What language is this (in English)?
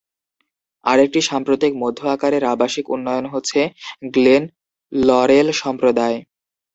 Bangla